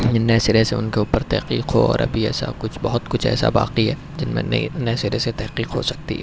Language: Urdu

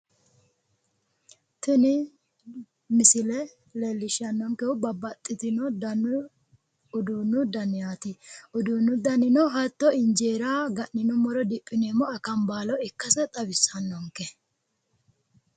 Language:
Sidamo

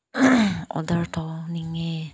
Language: Manipuri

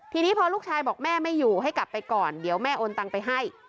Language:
Thai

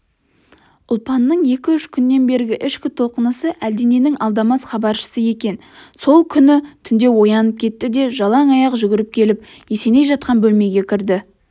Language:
Kazakh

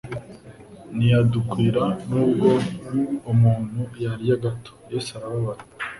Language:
Kinyarwanda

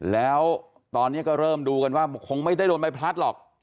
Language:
Thai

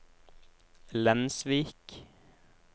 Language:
Norwegian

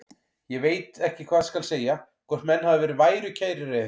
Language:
Icelandic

